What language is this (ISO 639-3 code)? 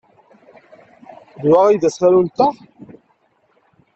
kab